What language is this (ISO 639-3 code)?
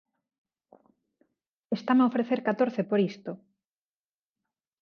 glg